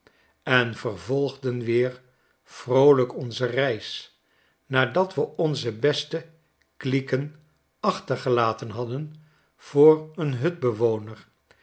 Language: Dutch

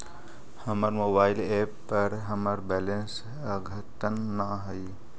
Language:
Magahi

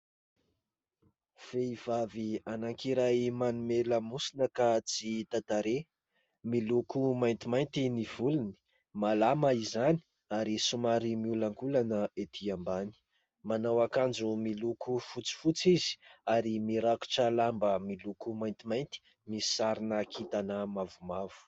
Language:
Malagasy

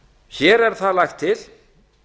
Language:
Icelandic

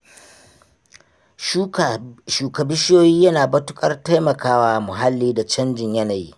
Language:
Hausa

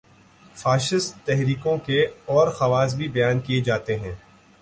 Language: Urdu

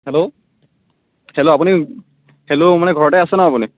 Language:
Assamese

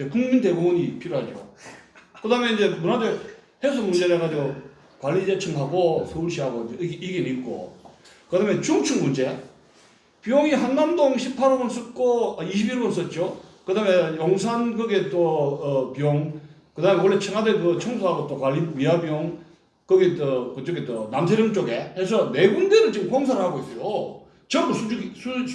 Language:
Korean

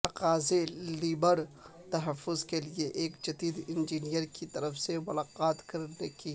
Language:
Urdu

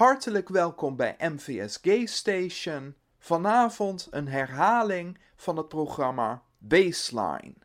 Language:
Dutch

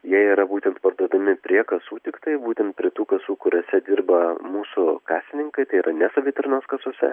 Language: Lithuanian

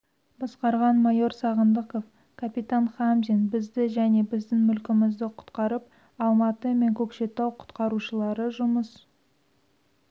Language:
Kazakh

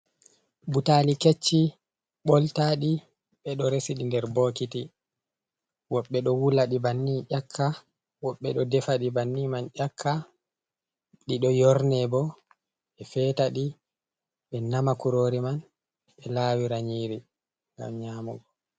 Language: Fula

